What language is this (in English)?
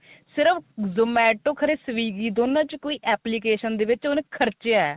Punjabi